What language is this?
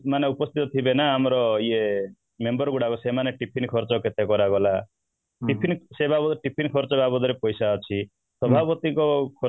Odia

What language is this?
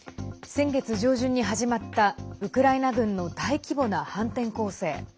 Japanese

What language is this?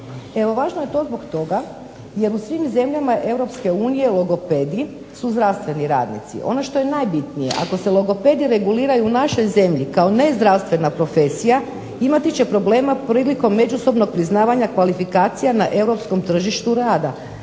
Croatian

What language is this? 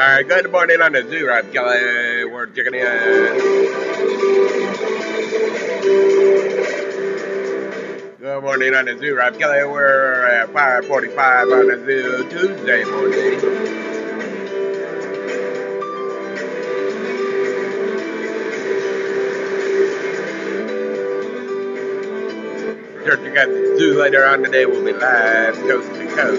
English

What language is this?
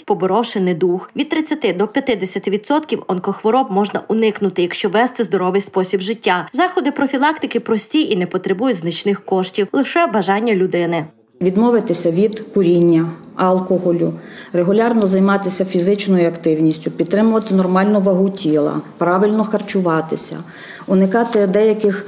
Ukrainian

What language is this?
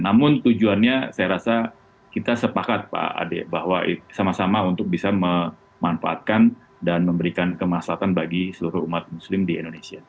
Indonesian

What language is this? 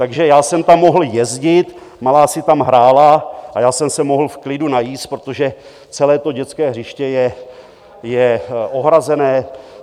Czech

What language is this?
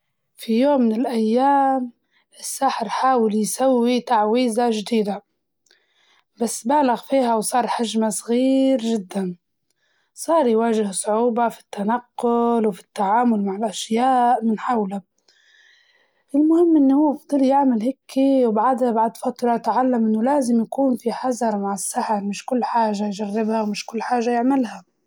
Libyan Arabic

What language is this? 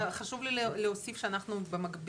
Hebrew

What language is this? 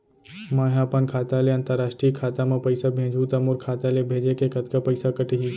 Chhattisgarhi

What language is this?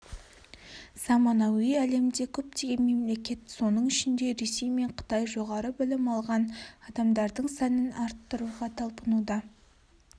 Kazakh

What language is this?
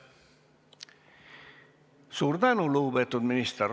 Estonian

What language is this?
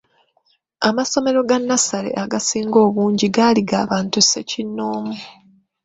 Ganda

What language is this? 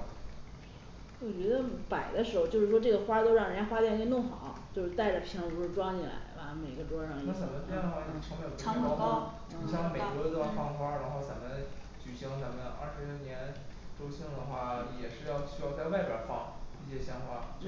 Chinese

